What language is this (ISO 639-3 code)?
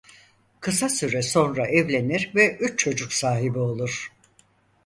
tur